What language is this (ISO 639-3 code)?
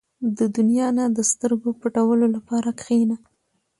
pus